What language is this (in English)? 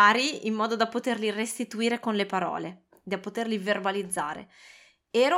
Italian